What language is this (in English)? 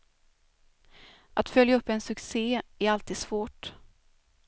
Swedish